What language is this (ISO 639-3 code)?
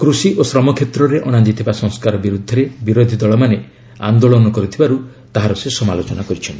ori